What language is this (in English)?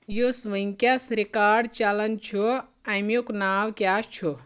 Kashmiri